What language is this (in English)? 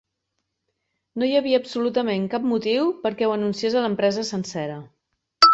Catalan